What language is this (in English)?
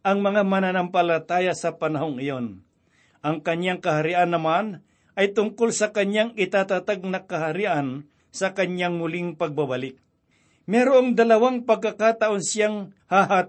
Filipino